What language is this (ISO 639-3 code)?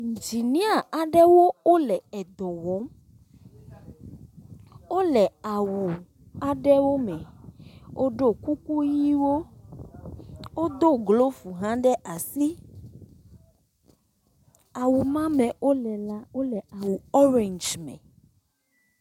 ewe